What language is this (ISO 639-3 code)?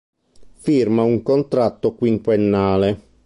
ita